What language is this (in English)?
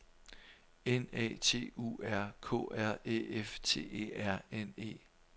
Danish